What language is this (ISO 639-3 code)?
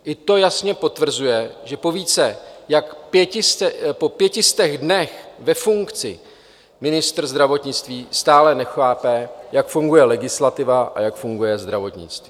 ces